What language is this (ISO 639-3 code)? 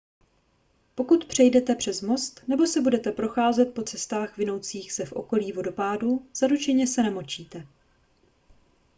ces